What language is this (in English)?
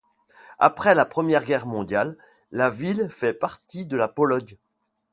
French